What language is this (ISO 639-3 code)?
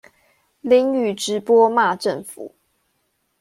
zho